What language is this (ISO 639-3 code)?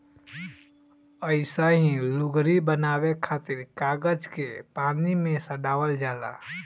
bho